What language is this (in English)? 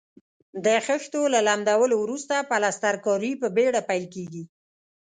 Pashto